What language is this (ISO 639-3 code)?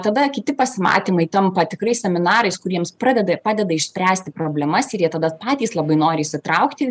lit